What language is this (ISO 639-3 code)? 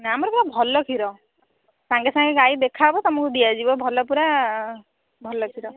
ori